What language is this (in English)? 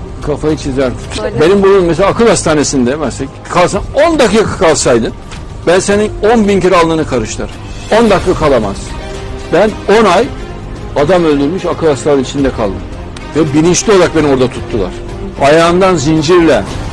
Turkish